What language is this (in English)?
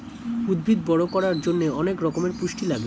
Bangla